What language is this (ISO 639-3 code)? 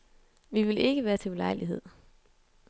dan